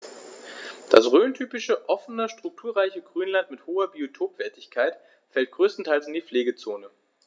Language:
German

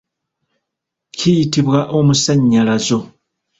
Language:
Ganda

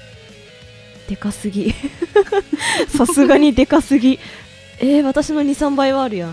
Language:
Japanese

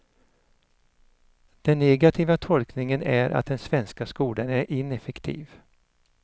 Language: Swedish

